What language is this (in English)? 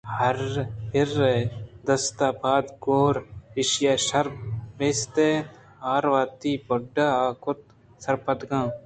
Eastern Balochi